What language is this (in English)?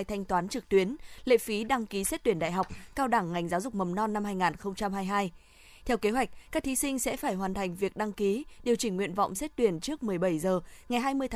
Vietnamese